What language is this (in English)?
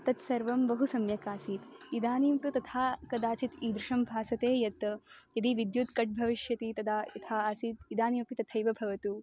Sanskrit